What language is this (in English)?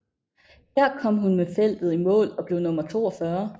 Danish